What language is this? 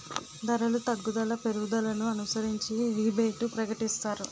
Telugu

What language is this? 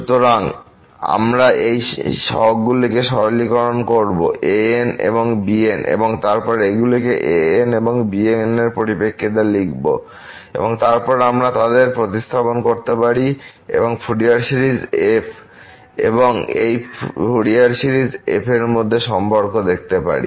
Bangla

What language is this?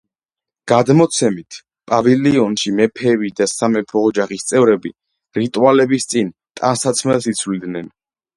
Georgian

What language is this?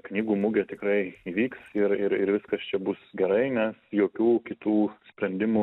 Lithuanian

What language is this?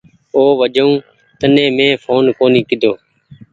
Goaria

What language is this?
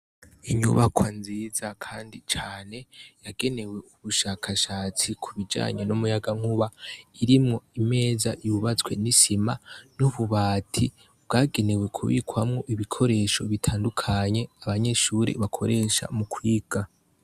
Rundi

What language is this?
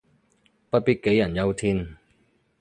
Cantonese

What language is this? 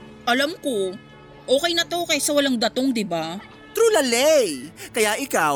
Filipino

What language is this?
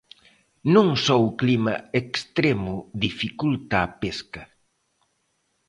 Galician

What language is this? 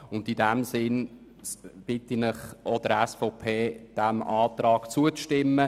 Swiss German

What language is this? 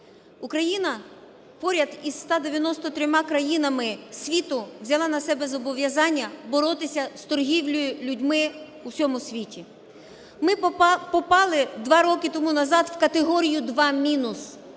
Ukrainian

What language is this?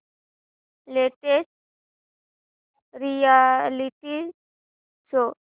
Marathi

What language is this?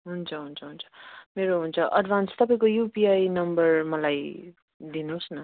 Nepali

